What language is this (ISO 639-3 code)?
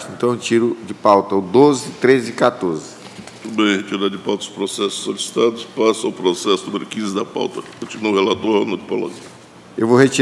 por